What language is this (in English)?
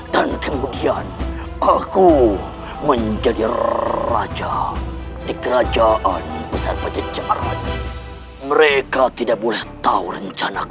Indonesian